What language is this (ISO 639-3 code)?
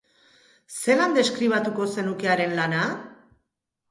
eus